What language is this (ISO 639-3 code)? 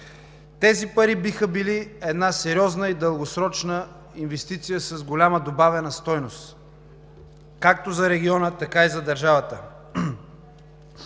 bul